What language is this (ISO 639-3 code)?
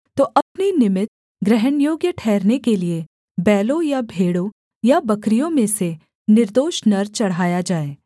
hin